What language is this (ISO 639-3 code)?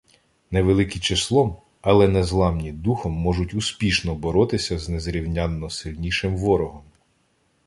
ukr